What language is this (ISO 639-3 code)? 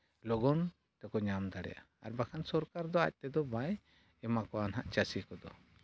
sat